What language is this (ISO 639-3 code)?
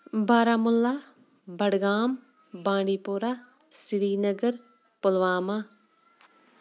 kas